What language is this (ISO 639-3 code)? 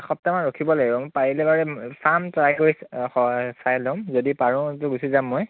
asm